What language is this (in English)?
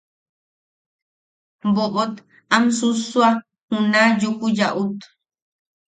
Yaqui